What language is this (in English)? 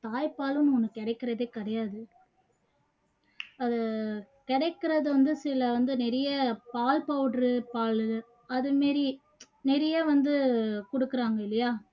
Tamil